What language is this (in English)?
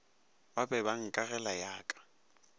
Northern Sotho